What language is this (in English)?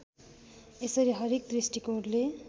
Nepali